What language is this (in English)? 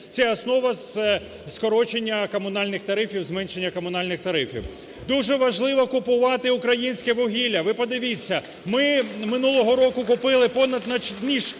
Ukrainian